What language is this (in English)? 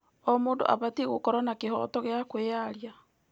Kikuyu